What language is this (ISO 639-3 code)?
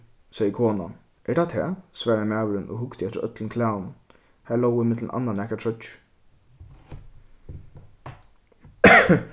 fao